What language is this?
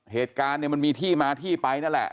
Thai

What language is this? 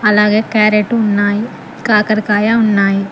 Telugu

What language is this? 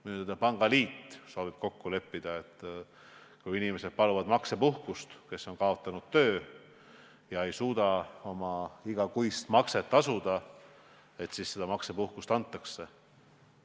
Estonian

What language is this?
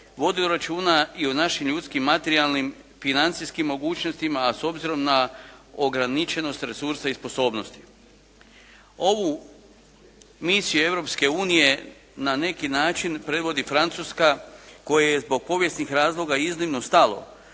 Croatian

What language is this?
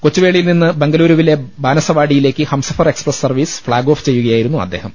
Malayalam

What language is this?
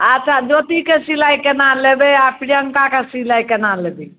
Maithili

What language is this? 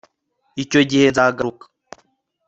Kinyarwanda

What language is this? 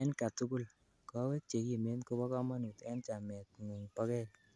Kalenjin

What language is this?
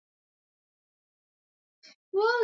Swahili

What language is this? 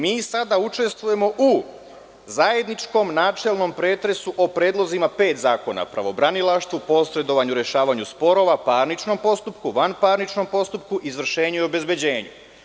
Serbian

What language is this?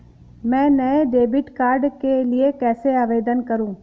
Hindi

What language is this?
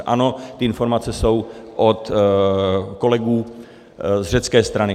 Czech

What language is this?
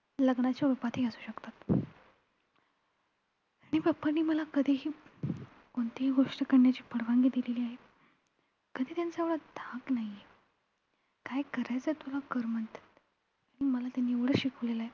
Marathi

